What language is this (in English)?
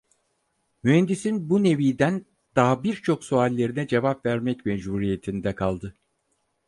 Turkish